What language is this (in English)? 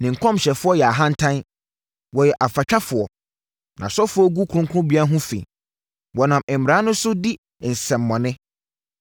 Akan